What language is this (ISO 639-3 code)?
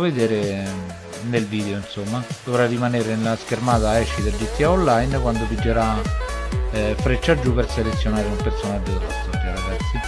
ita